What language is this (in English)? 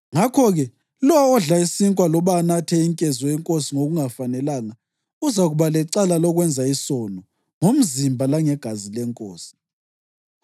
North Ndebele